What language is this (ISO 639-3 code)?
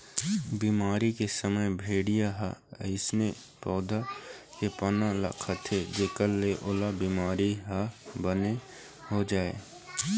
hne